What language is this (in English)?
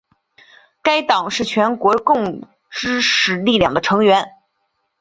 Chinese